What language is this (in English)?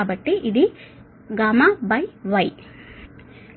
Telugu